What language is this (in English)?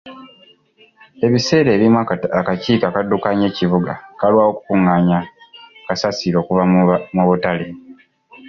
Ganda